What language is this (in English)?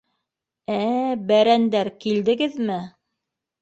Bashkir